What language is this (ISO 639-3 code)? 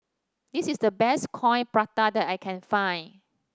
eng